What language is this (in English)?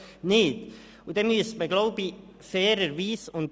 Swiss German